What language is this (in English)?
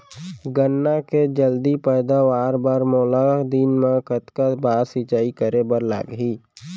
Chhattisgarhi